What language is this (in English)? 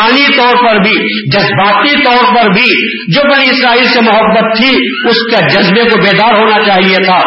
Urdu